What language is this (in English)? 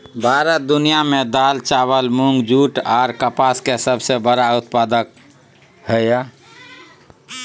Maithili